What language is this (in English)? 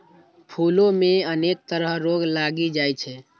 Maithili